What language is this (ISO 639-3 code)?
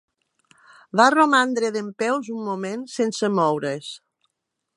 cat